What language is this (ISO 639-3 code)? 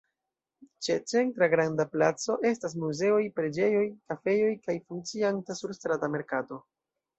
epo